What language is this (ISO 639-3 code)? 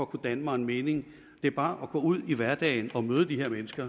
dan